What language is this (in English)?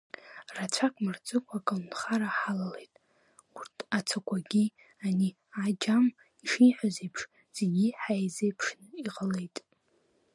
Abkhazian